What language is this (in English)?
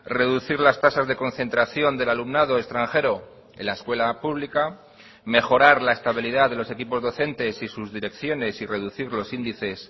Spanish